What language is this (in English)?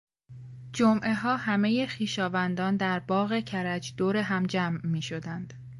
Persian